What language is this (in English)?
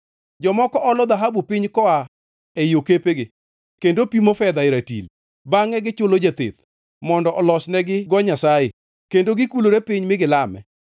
Luo (Kenya and Tanzania)